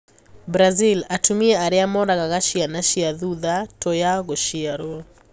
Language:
Kikuyu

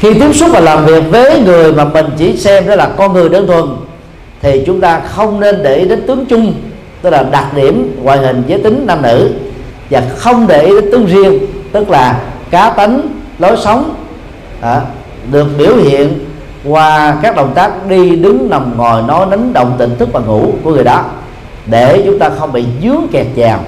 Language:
Vietnamese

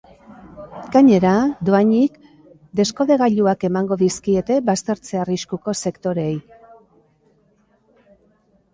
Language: Basque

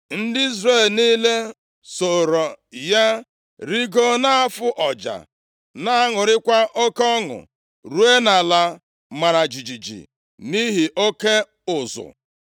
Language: Igbo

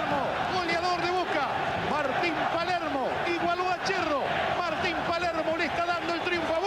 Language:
Spanish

